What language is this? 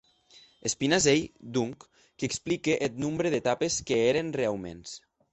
Occitan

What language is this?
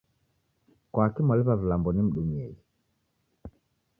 Taita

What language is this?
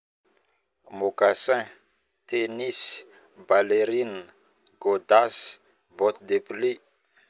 Northern Betsimisaraka Malagasy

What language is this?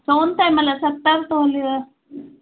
Sindhi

